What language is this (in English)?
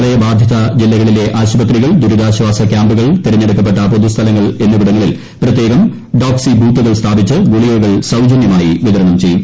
Malayalam